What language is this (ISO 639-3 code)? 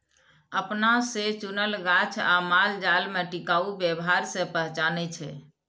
mai